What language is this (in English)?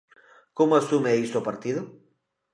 Galician